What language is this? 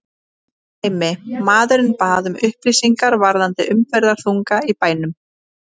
Icelandic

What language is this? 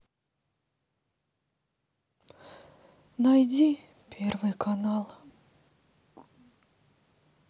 Russian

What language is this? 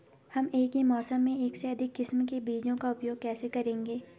Hindi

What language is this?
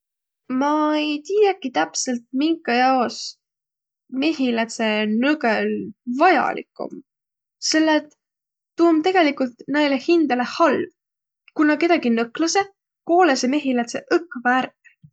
Võro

